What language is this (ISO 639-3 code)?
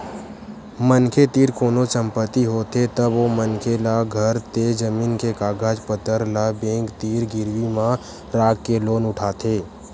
hne